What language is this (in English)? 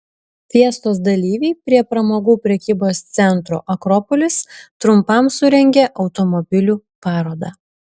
Lithuanian